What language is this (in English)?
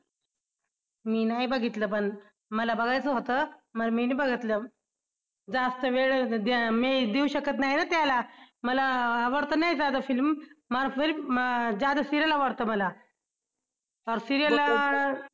Marathi